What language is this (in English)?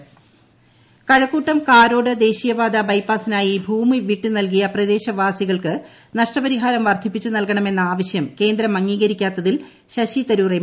Malayalam